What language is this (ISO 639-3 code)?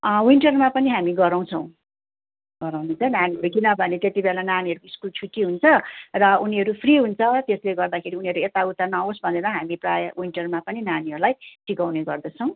nep